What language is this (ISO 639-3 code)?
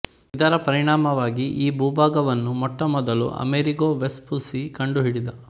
kan